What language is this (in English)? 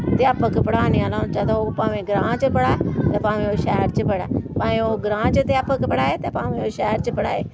Dogri